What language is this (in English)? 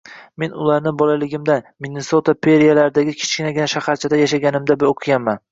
Uzbek